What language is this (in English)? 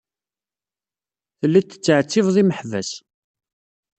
Kabyle